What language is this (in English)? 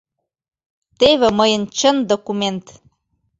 Mari